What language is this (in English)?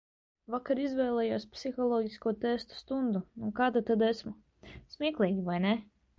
Latvian